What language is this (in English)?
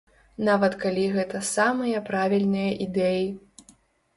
Belarusian